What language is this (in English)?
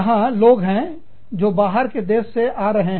Hindi